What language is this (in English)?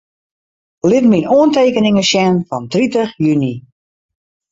Western Frisian